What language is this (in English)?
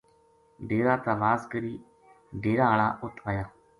Gujari